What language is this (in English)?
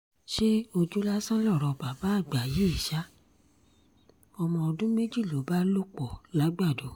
Yoruba